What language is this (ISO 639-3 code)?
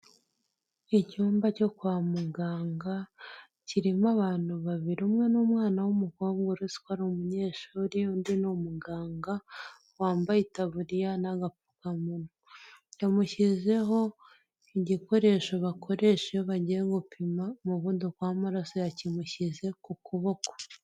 kin